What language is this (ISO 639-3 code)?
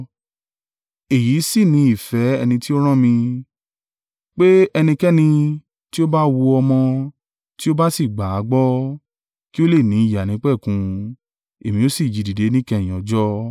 yor